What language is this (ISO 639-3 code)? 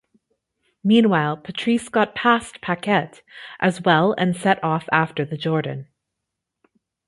eng